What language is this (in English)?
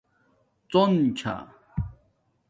Domaaki